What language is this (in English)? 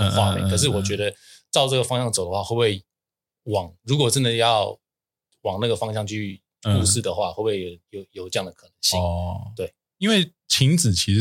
Chinese